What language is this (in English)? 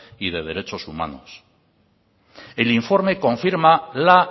Spanish